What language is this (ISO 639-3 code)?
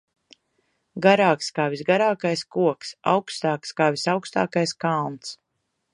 lav